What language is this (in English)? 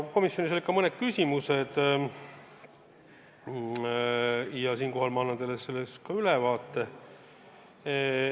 Estonian